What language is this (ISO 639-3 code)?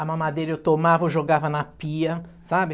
por